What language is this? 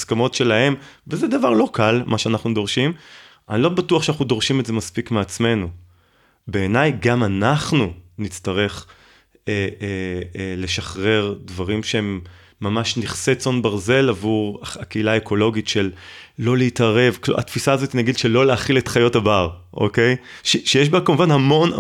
Hebrew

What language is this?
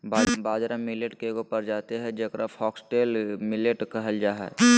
Magahi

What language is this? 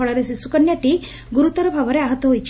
Odia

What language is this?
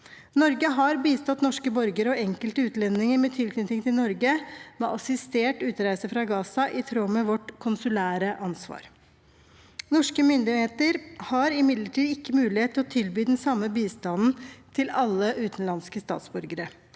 Norwegian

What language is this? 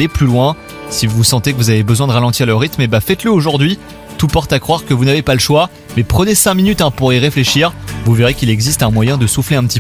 French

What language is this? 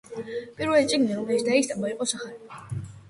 Georgian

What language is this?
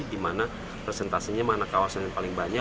Indonesian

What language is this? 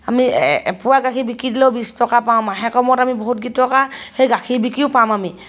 Assamese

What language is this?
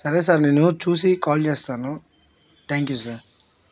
Telugu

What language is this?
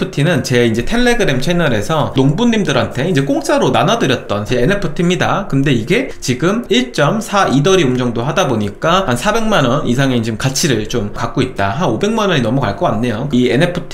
Korean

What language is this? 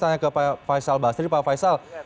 Indonesian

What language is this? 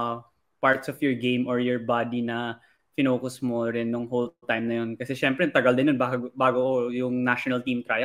Filipino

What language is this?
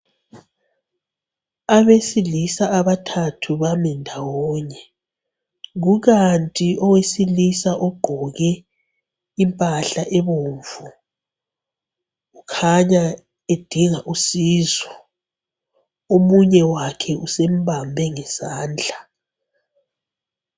North Ndebele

